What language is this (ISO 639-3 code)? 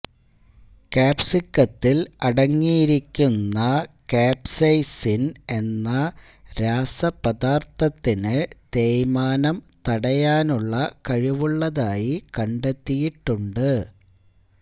mal